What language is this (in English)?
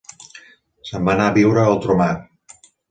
Catalan